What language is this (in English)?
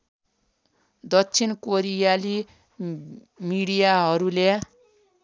Nepali